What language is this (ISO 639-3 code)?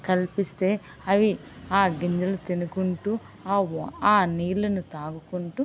tel